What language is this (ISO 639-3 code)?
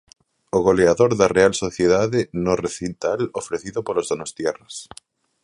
glg